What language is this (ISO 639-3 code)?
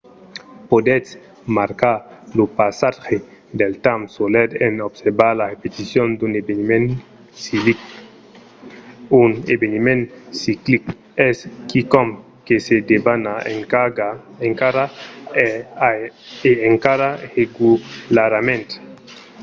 oci